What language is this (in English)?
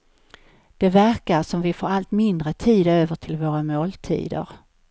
Swedish